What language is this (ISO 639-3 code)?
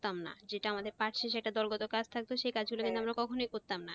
ben